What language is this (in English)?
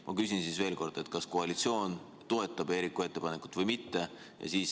Estonian